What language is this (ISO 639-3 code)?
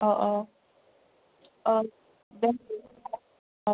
brx